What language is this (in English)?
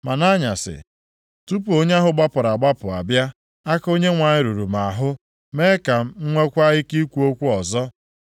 Igbo